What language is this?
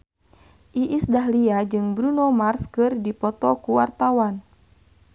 Sundanese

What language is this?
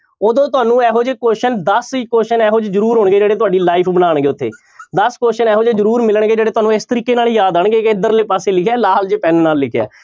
Punjabi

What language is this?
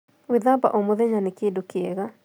Kikuyu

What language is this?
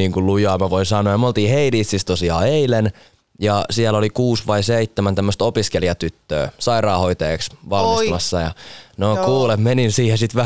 Finnish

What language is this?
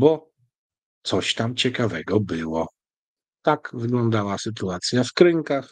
Polish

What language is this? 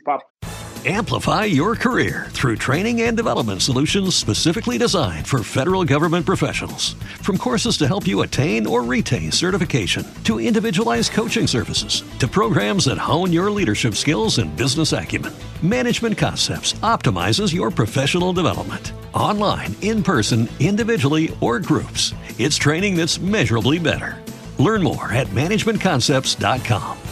Portuguese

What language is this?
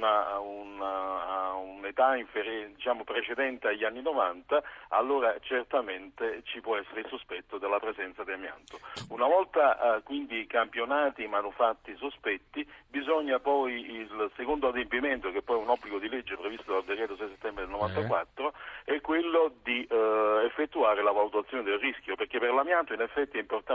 Italian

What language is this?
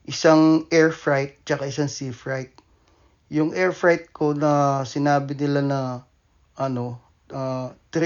Filipino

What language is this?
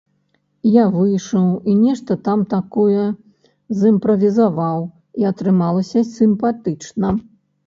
Belarusian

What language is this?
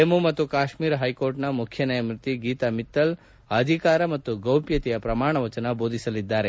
Kannada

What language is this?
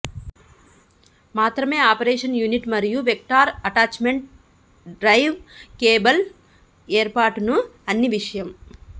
Telugu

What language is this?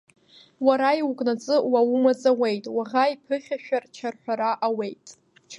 Abkhazian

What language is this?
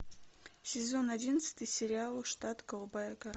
Russian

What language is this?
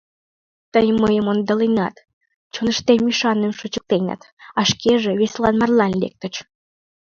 Mari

